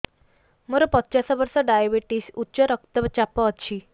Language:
Odia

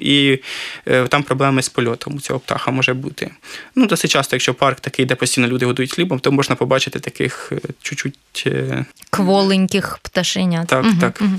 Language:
Ukrainian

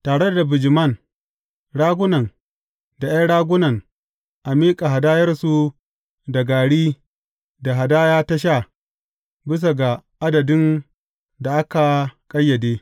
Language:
Hausa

